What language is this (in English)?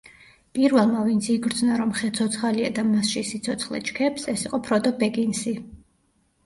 Georgian